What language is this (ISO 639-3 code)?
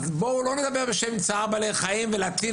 heb